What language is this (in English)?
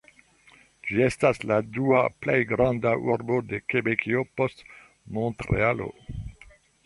Esperanto